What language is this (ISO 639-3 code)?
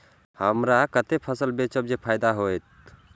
mai